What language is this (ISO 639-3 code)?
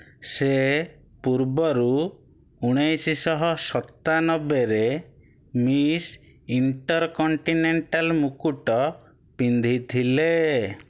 ori